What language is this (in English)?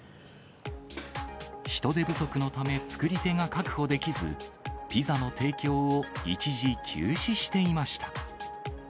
Japanese